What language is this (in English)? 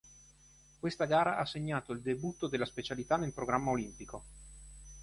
Italian